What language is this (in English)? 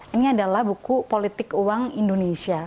Indonesian